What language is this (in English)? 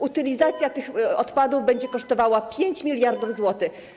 Polish